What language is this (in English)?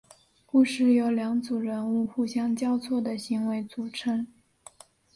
Chinese